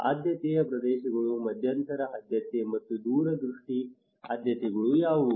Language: Kannada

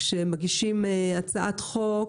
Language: Hebrew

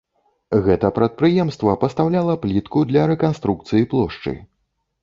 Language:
Belarusian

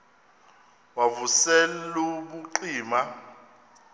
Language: Xhosa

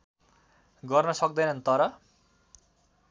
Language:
Nepali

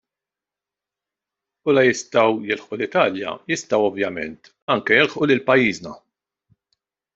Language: Maltese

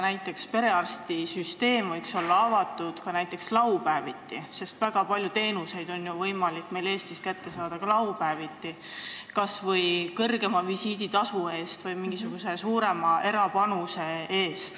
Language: Estonian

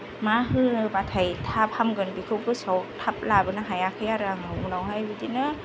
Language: Bodo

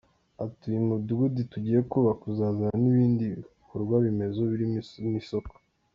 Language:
Kinyarwanda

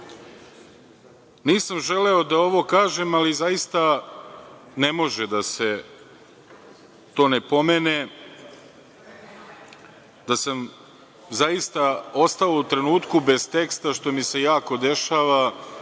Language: Serbian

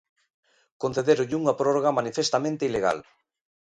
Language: Galician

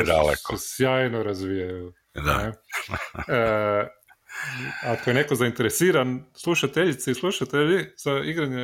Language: Croatian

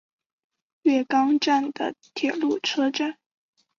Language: Chinese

